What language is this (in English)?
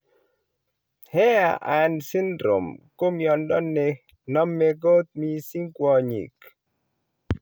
Kalenjin